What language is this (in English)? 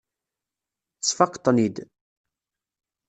Kabyle